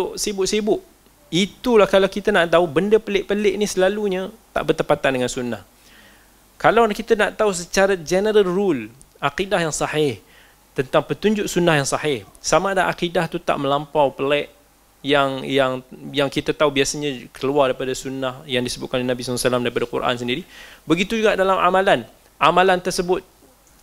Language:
Malay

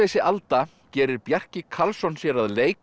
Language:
Icelandic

